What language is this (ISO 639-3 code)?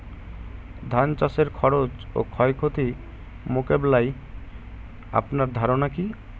ben